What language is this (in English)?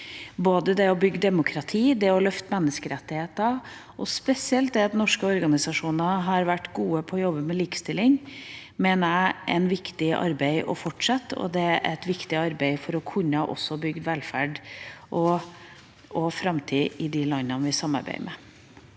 Norwegian